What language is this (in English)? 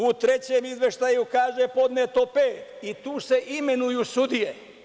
Serbian